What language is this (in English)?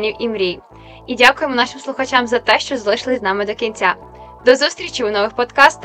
Ukrainian